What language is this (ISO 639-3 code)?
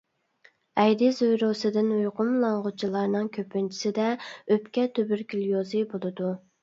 uig